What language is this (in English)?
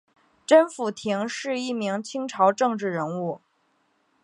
Chinese